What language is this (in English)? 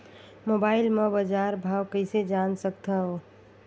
Chhattisgarhi